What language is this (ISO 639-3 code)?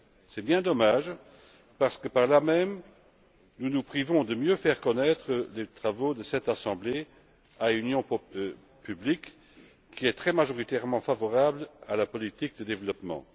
fra